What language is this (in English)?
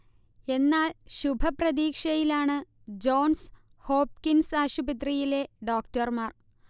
Malayalam